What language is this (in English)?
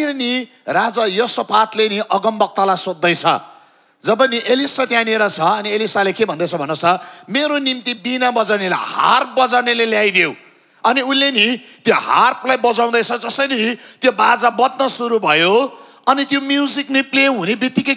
Indonesian